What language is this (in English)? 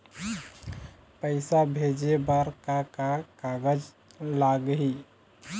Chhattisgarhi